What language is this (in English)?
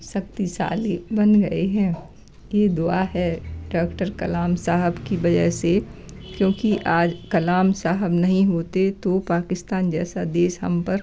Hindi